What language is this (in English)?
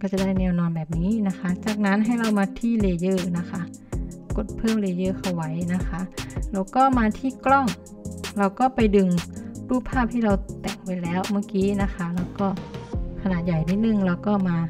Thai